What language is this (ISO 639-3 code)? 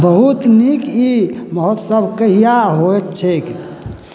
mai